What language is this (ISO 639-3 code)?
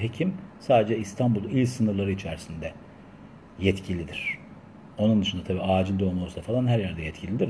tur